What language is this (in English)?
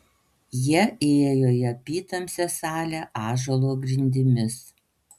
Lithuanian